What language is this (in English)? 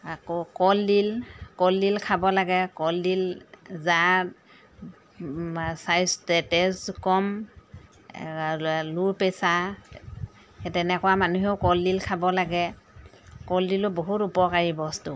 Assamese